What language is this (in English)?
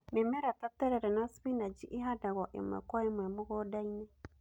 Kikuyu